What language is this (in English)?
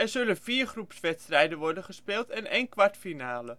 Dutch